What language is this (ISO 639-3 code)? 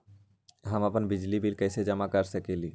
mag